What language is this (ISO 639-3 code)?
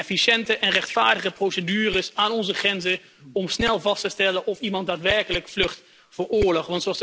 nld